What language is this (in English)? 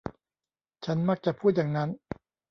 Thai